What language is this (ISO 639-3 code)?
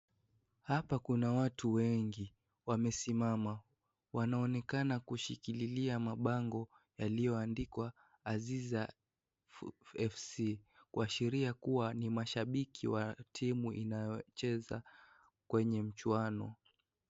swa